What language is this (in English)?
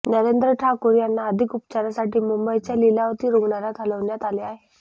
Marathi